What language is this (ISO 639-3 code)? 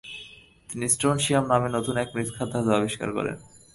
ben